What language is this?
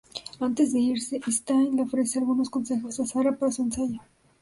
Spanish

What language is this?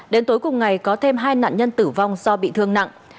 Vietnamese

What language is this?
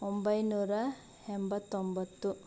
Kannada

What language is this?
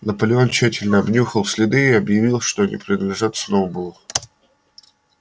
Russian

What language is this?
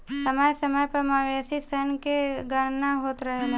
Bhojpuri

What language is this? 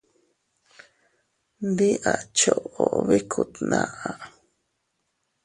Teutila Cuicatec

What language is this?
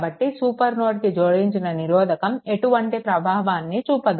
Telugu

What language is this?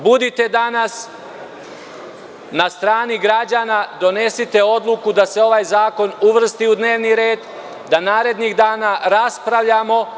Serbian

